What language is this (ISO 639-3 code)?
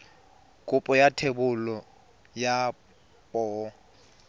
tsn